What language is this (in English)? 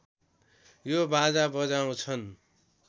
Nepali